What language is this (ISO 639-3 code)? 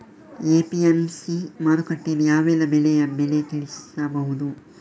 kan